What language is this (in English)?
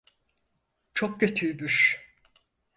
Turkish